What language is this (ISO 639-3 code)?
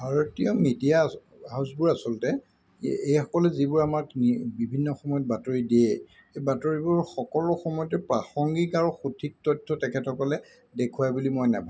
asm